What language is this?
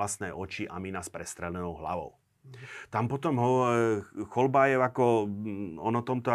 Slovak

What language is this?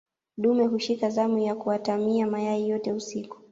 Swahili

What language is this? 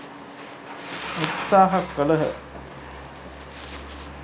Sinhala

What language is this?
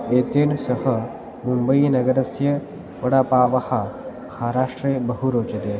Sanskrit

